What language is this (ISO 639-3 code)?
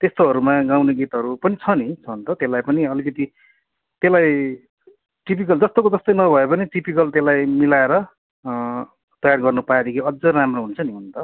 nep